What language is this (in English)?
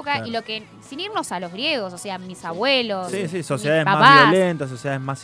Spanish